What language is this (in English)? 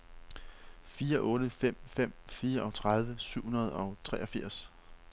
Danish